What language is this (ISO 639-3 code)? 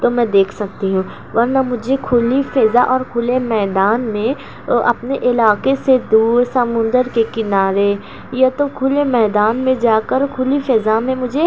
urd